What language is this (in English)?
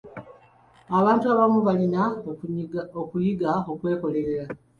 Ganda